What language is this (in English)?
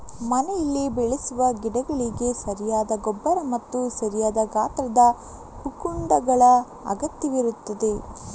Kannada